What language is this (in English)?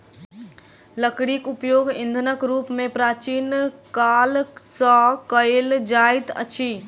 Maithili